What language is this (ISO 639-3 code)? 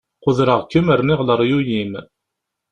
kab